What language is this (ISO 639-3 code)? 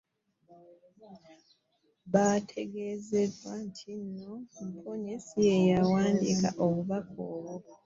lug